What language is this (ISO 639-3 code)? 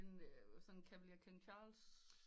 dan